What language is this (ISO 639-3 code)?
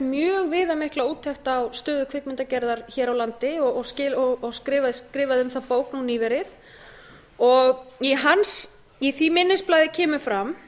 isl